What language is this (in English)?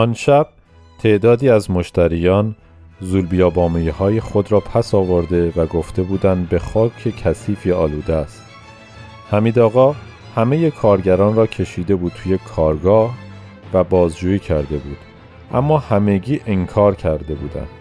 Persian